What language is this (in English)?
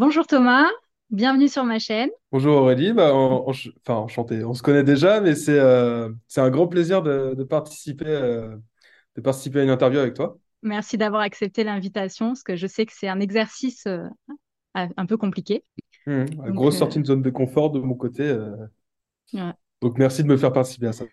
French